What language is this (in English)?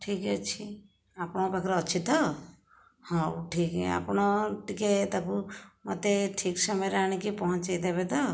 Odia